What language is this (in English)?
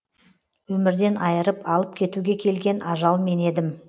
Kazakh